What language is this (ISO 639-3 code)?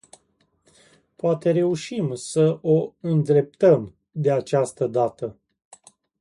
ron